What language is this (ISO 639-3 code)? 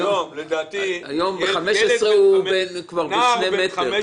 heb